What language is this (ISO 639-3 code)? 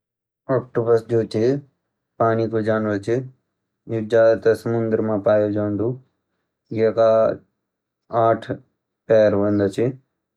gbm